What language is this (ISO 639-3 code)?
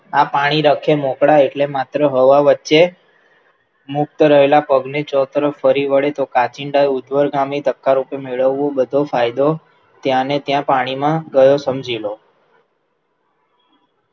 guj